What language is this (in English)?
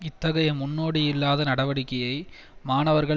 Tamil